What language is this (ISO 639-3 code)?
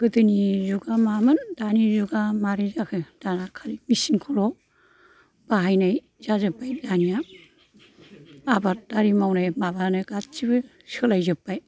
brx